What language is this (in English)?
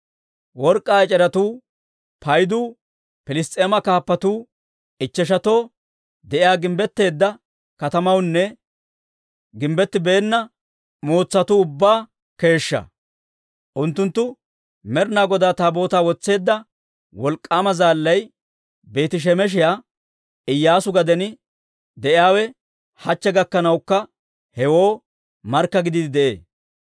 Dawro